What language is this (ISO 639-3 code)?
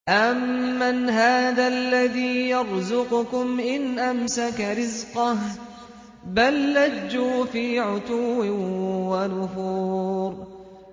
ara